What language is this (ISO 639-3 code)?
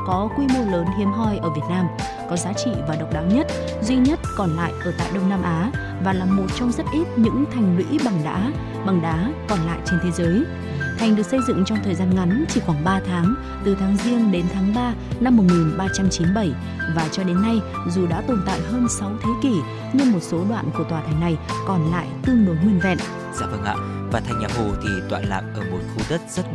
vie